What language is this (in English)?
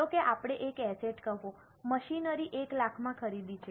Gujarati